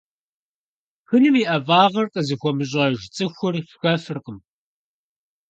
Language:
Kabardian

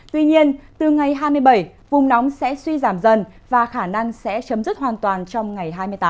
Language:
Vietnamese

